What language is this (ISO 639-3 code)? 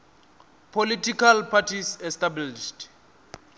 ven